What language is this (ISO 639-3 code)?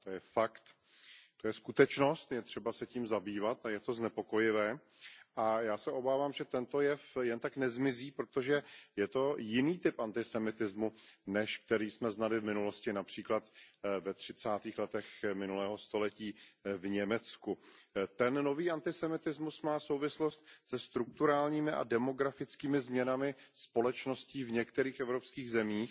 ces